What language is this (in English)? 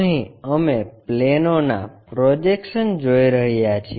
Gujarati